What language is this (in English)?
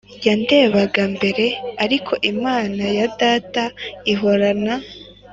Kinyarwanda